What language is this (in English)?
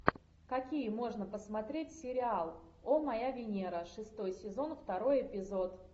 Russian